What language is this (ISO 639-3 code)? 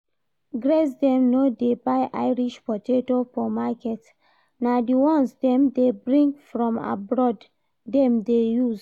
pcm